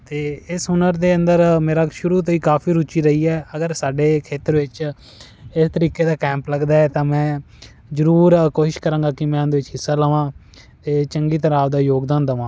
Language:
Punjabi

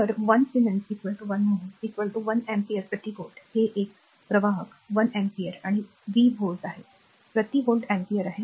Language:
Marathi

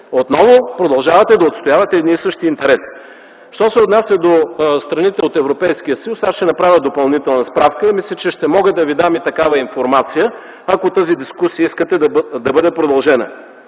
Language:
Bulgarian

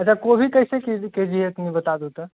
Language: Maithili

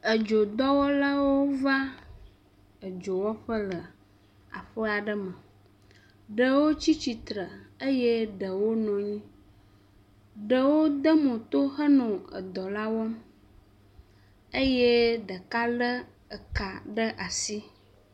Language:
Ewe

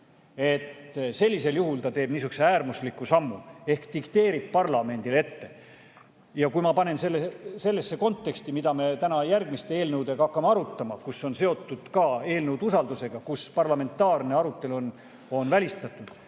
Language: Estonian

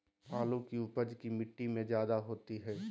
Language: Magahi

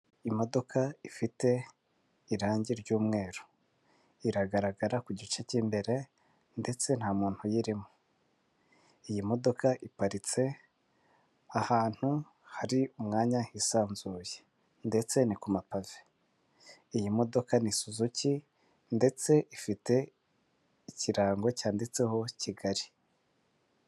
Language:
Kinyarwanda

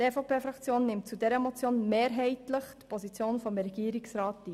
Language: Swiss German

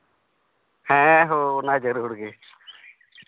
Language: Santali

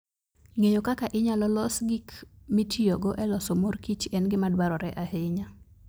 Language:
Luo (Kenya and Tanzania)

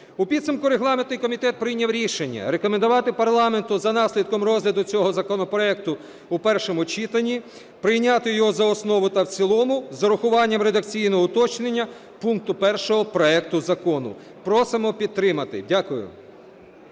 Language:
Ukrainian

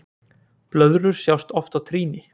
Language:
Icelandic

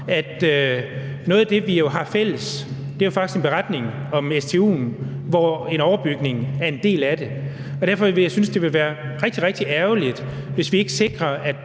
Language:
Danish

